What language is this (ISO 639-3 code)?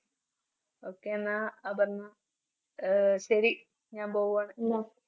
mal